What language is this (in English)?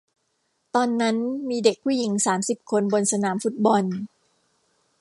Thai